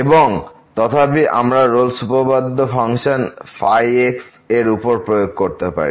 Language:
Bangla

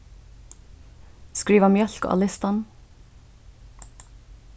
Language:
Faroese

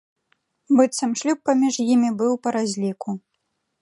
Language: Belarusian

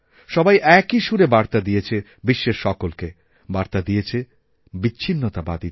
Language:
Bangla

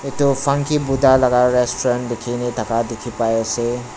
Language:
Naga Pidgin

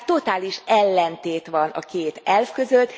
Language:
Hungarian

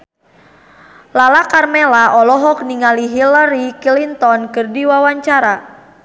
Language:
Sundanese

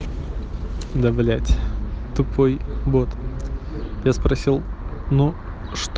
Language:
Russian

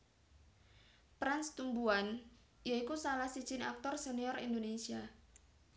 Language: Javanese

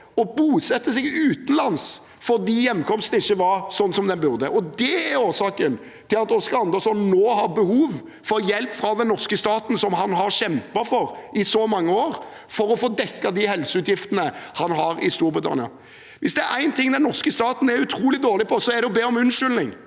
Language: Norwegian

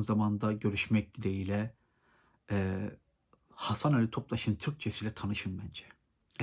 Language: Turkish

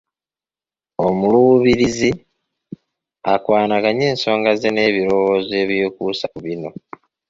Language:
Ganda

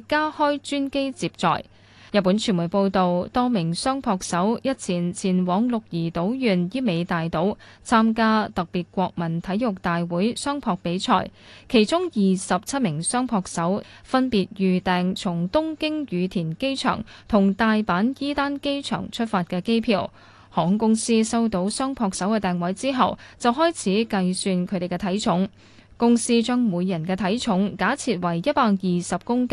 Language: Chinese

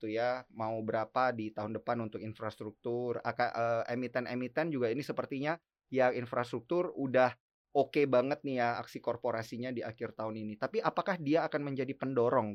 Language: Indonesian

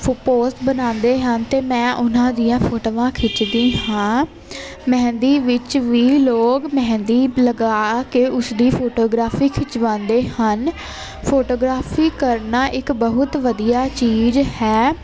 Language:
Punjabi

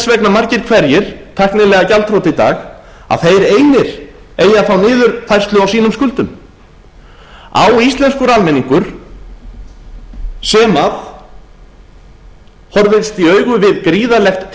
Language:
Icelandic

